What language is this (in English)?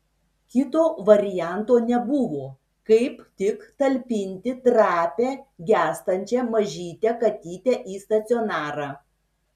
Lithuanian